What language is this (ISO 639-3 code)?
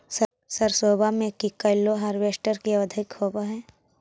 mag